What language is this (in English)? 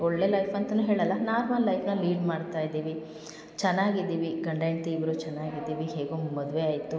Kannada